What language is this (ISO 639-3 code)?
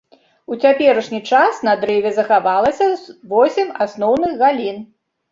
bel